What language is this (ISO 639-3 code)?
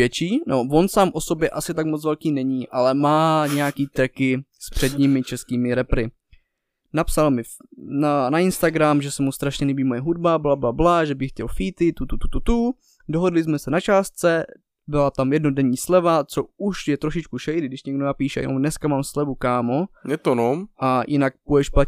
ces